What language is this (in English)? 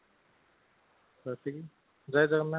Odia